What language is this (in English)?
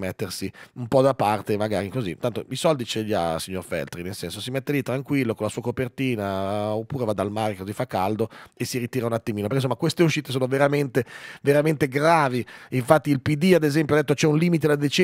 Italian